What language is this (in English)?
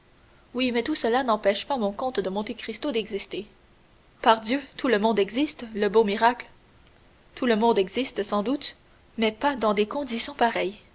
French